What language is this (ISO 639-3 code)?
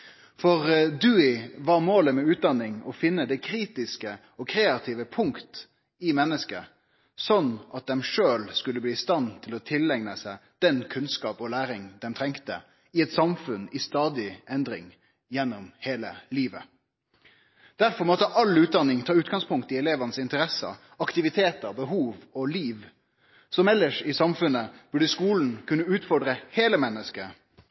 nno